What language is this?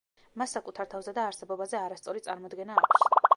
Georgian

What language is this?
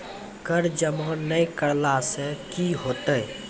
Maithili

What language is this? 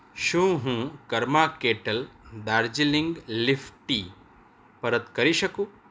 Gujarati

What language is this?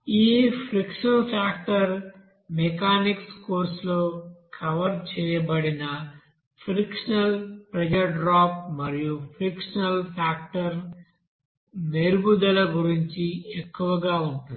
Telugu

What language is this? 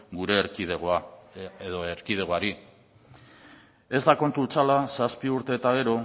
Basque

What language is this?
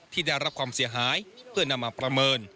Thai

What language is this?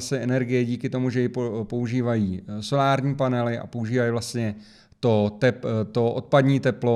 Czech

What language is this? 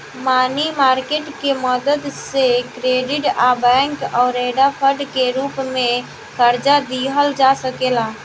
Bhojpuri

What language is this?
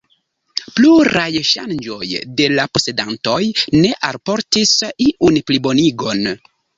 Esperanto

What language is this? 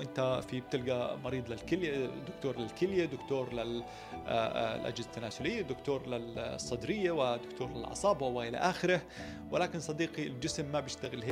Arabic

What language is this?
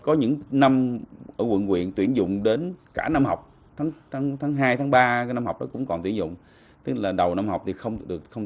Vietnamese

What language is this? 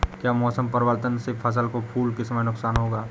Hindi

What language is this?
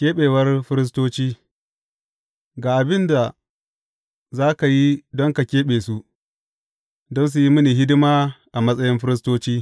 Hausa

